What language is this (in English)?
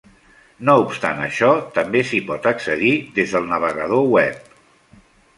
Catalan